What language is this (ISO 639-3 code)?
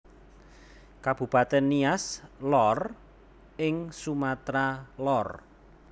jav